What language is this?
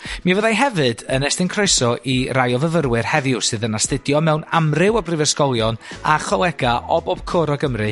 Welsh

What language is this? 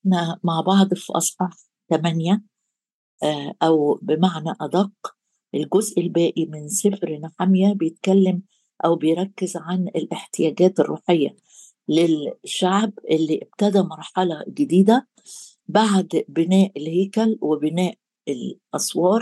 Arabic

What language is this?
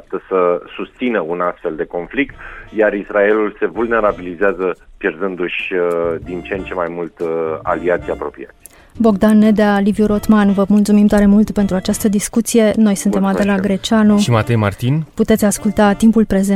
Romanian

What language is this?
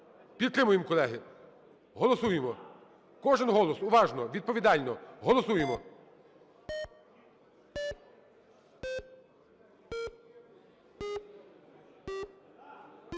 Ukrainian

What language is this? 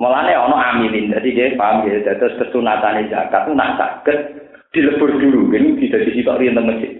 Indonesian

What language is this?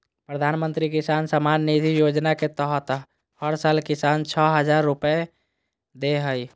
Magahi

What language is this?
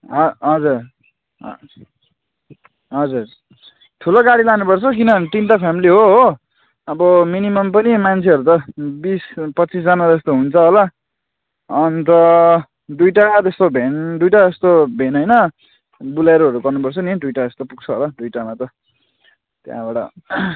Nepali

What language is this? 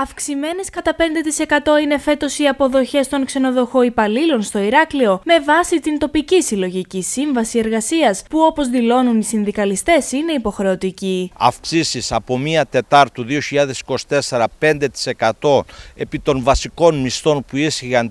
Greek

